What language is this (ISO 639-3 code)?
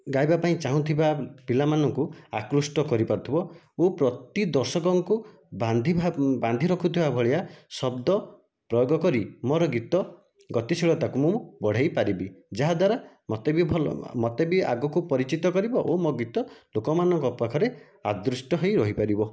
ori